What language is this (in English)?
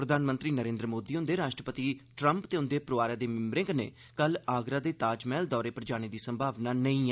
Dogri